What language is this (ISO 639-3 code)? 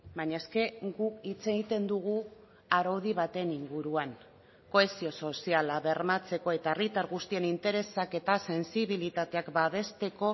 eus